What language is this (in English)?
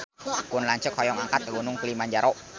Sundanese